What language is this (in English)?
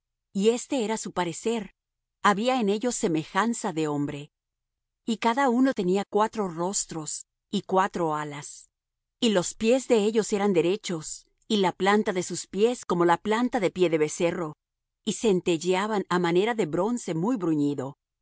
Spanish